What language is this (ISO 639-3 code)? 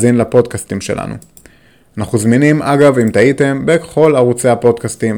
heb